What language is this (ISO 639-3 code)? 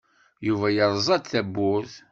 kab